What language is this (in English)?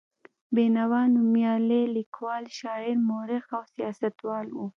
Pashto